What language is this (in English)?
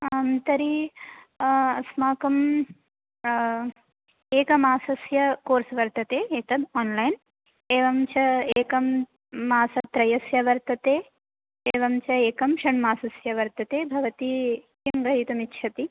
Sanskrit